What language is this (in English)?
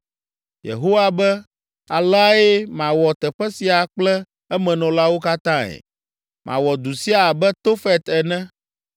Ewe